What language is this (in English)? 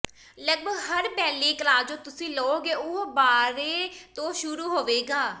Punjabi